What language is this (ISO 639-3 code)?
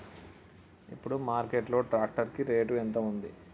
tel